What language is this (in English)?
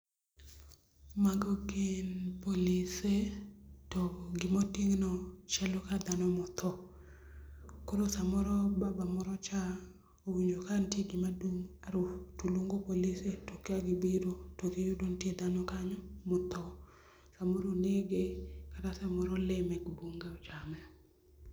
Luo (Kenya and Tanzania)